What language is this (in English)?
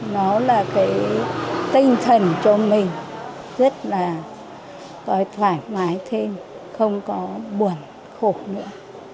Vietnamese